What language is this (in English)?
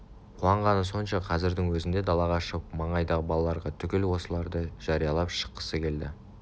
Kazakh